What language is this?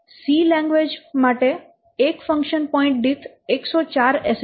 Gujarati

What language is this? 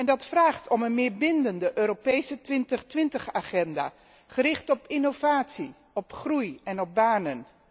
Dutch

